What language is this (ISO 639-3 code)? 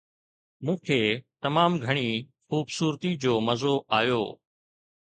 snd